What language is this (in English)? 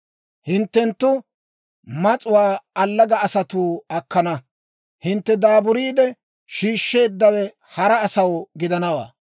Dawro